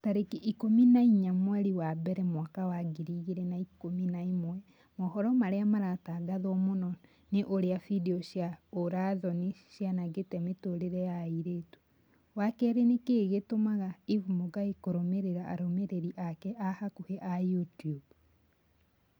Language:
Kikuyu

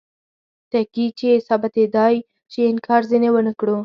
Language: Pashto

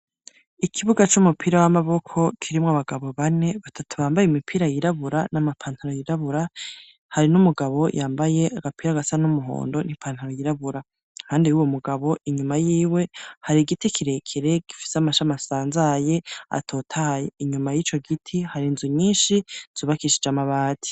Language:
Rundi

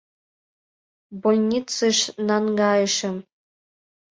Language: Mari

